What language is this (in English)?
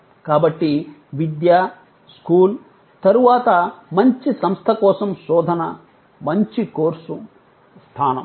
Telugu